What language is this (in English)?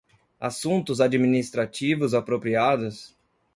Portuguese